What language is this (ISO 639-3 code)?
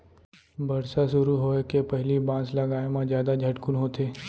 hne